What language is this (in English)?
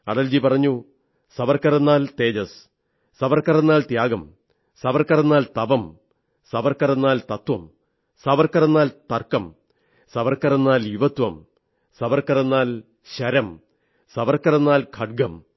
Malayalam